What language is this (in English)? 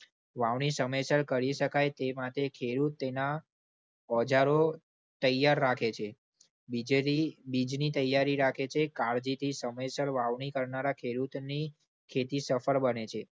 Gujarati